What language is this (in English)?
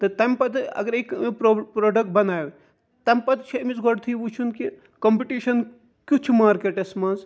Kashmiri